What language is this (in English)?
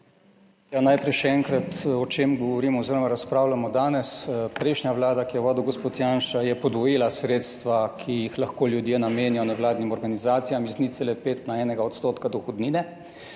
Slovenian